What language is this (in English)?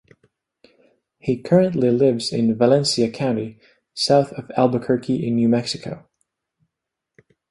English